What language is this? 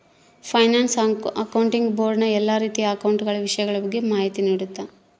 Kannada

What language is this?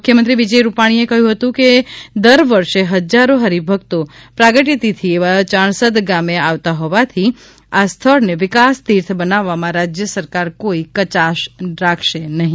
Gujarati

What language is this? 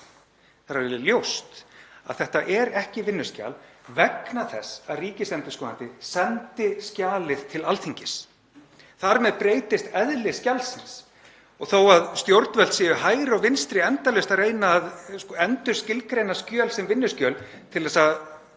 Icelandic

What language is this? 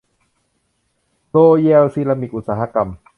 Thai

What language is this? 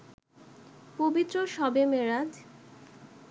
Bangla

